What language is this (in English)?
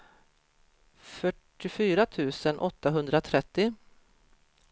Swedish